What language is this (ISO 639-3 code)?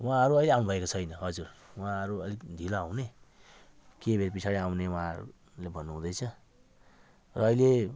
nep